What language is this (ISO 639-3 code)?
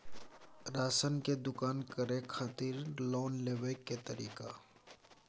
mai